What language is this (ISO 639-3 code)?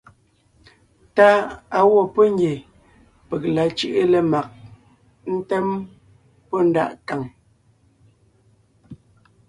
nnh